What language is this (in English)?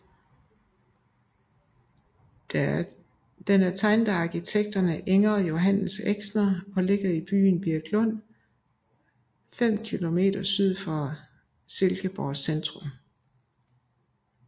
Danish